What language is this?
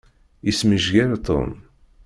Kabyle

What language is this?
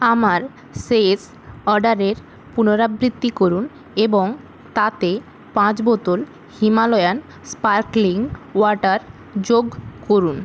Bangla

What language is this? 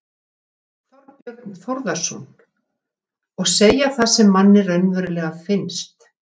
Icelandic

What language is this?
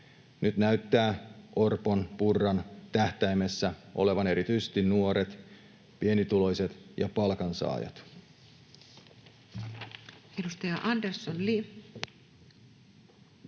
Finnish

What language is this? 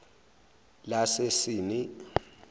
Zulu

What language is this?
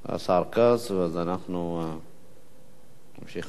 Hebrew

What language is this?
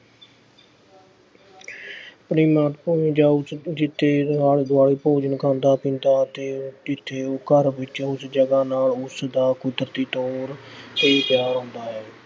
Punjabi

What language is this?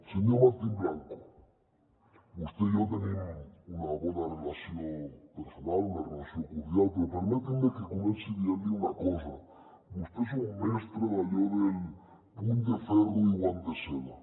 Catalan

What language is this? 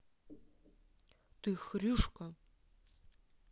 Russian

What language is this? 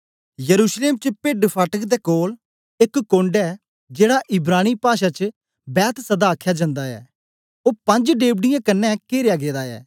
Dogri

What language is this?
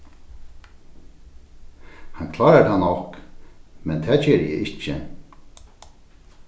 Faroese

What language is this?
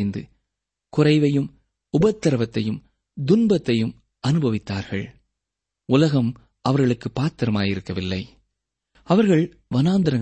Tamil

